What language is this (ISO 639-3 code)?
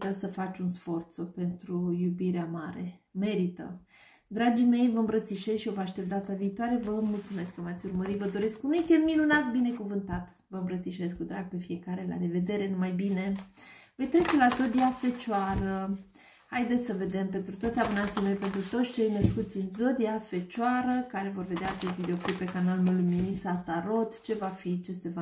ron